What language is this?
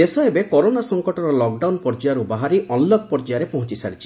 Odia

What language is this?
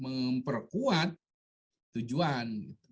Indonesian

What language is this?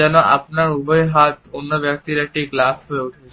Bangla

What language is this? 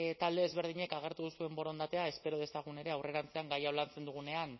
Basque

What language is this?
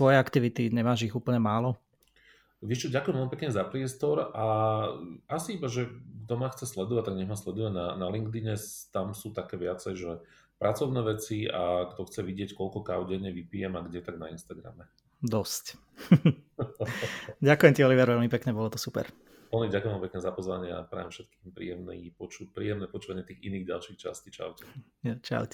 Slovak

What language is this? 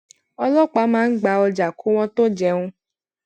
Yoruba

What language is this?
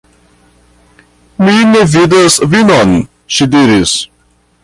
Esperanto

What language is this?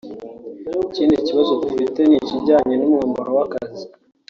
Kinyarwanda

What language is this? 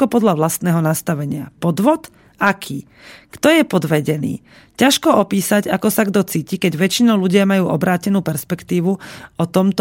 Slovak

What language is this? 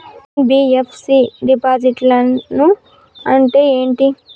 Telugu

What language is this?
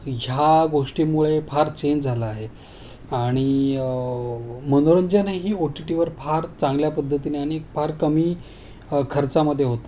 Marathi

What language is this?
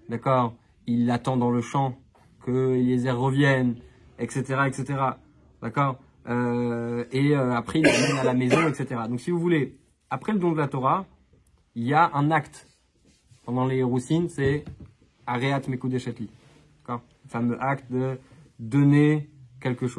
French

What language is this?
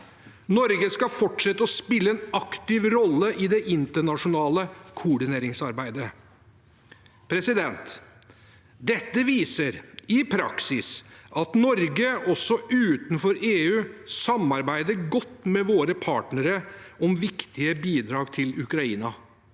Norwegian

